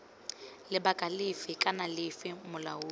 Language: Tswana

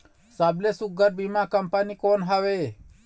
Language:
Chhattisgarhi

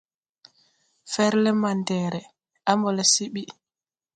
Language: Tupuri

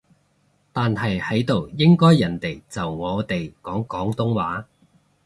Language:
Cantonese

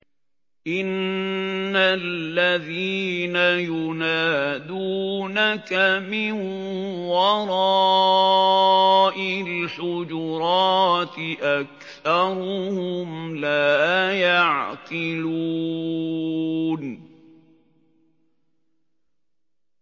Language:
Arabic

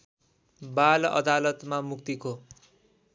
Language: Nepali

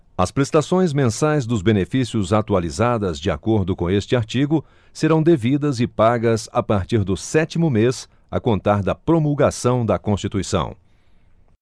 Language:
Portuguese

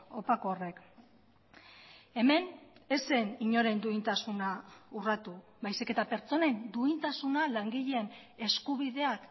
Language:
Basque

